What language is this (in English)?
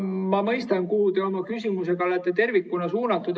Estonian